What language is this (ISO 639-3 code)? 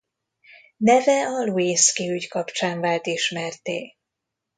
hun